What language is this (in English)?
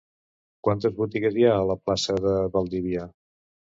Catalan